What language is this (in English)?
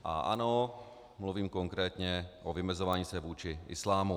Czech